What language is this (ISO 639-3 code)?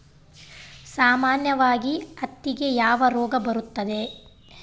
kan